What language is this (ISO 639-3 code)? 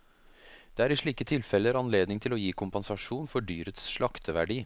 nor